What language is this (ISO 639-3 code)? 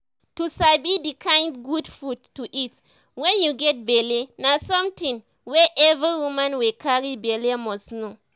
pcm